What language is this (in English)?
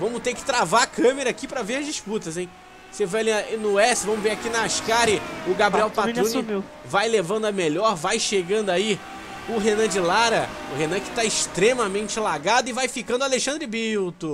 Portuguese